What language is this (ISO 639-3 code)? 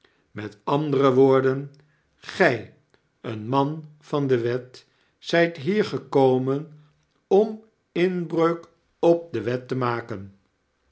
nld